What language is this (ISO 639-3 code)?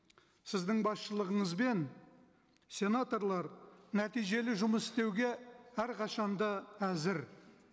kaz